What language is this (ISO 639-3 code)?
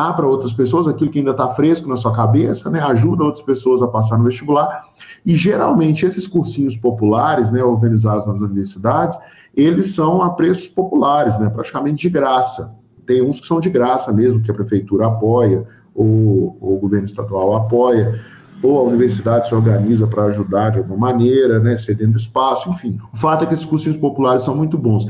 por